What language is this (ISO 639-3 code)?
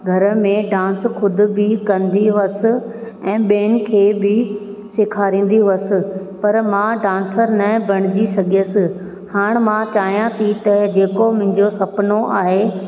snd